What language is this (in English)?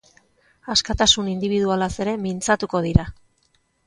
Basque